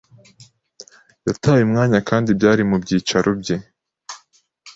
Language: Kinyarwanda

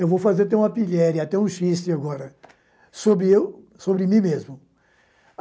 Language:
Portuguese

